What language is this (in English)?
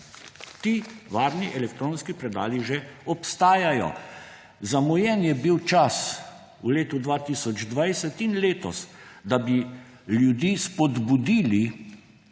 Slovenian